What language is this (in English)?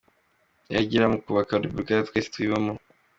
Kinyarwanda